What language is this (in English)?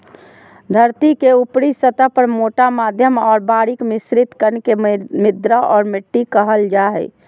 Magahi